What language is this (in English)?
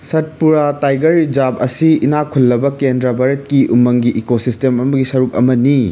Manipuri